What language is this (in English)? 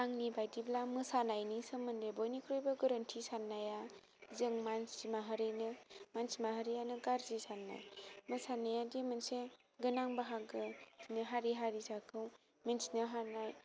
Bodo